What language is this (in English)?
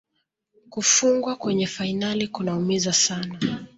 Swahili